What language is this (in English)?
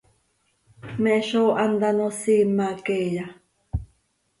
Seri